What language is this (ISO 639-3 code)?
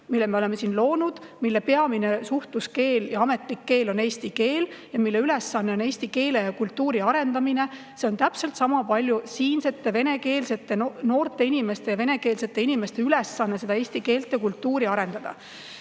est